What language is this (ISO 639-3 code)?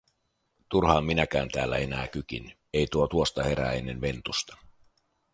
fin